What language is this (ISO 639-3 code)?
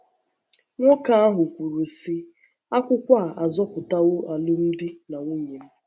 ibo